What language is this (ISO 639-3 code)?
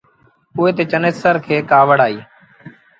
sbn